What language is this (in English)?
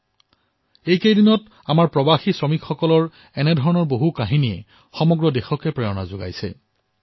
Assamese